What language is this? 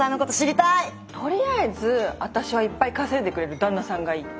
Japanese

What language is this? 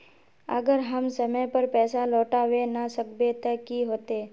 Magahi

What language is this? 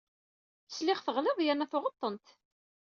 Kabyle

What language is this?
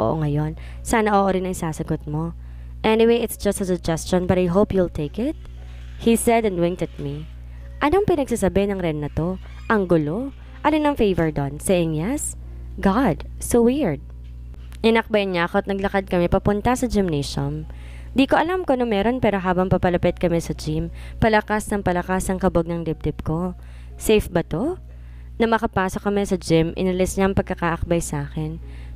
Filipino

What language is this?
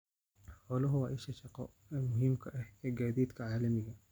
Somali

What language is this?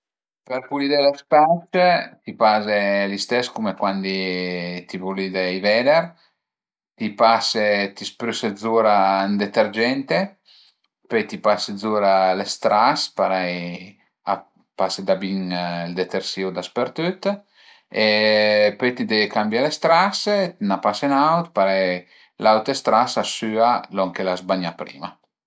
Piedmontese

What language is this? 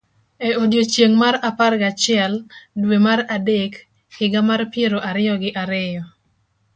Luo (Kenya and Tanzania)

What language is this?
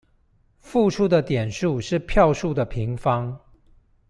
Chinese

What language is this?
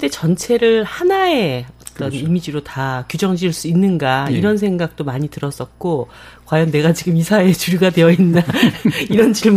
Korean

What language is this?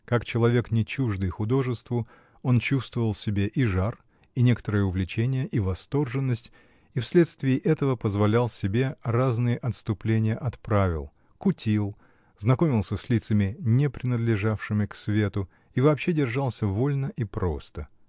Russian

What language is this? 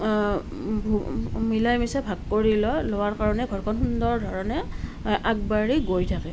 Assamese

